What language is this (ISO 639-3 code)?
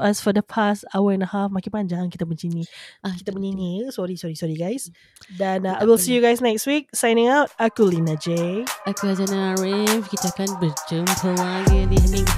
msa